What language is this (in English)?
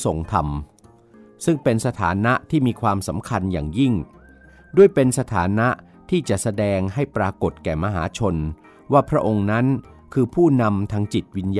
Thai